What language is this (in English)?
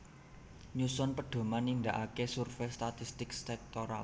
Javanese